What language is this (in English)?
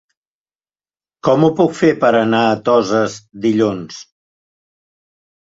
Catalan